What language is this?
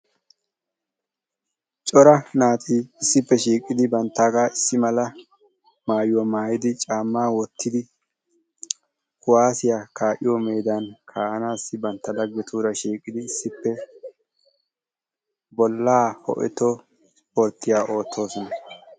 Wolaytta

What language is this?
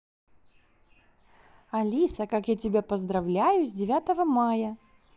Russian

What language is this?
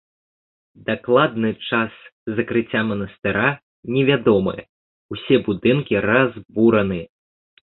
Belarusian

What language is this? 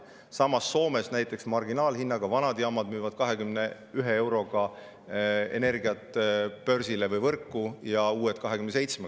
Estonian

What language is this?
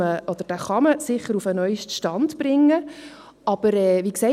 Swiss German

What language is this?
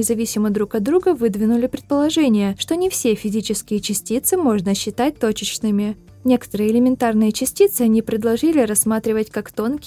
Russian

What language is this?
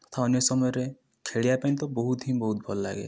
Odia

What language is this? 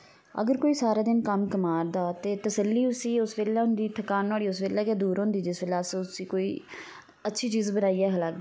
Dogri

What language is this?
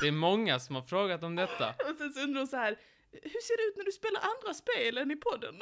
Swedish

